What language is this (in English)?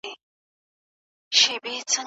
Pashto